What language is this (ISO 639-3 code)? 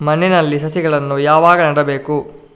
kan